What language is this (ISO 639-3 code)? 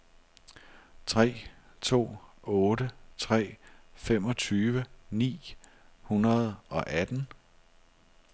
dan